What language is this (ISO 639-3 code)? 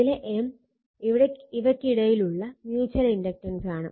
mal